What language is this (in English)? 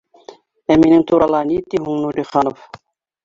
Bashkir